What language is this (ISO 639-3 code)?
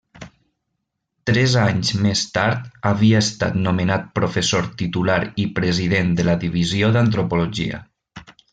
cat